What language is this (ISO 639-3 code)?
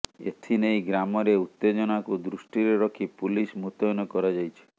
ori